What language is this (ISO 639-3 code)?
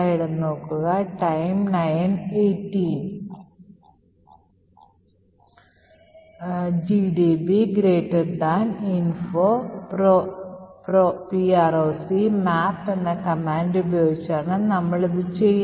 mal